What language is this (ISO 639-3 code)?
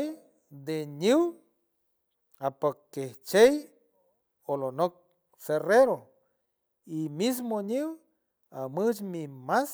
hue